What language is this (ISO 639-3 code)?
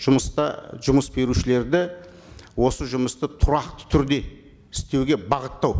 kaz